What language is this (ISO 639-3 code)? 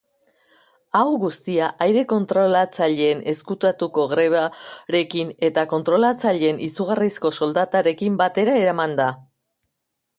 eus